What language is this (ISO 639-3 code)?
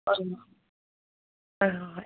mni